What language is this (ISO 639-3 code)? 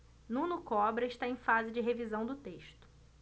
por